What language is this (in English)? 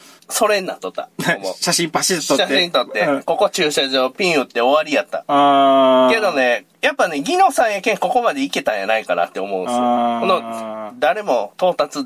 Japanese